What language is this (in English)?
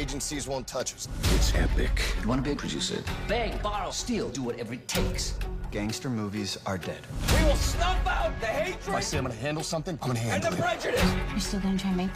Bulgarian